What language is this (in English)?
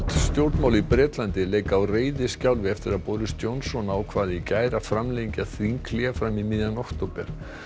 Icelandic